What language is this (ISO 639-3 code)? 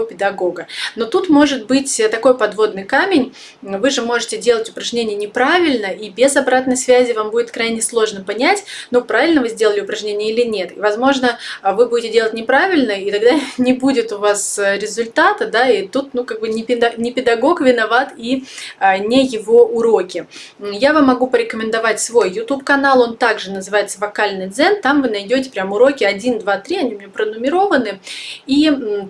rus